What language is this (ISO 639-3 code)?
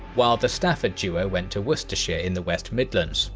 eng